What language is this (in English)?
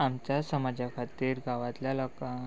Konkani